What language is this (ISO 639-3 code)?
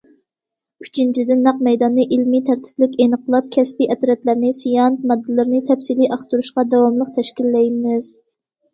uig